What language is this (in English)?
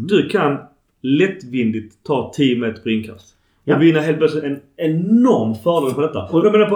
Swedish